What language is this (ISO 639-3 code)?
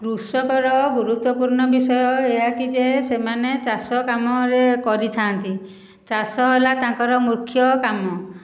ori